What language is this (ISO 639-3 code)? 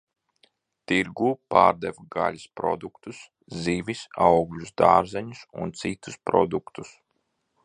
lav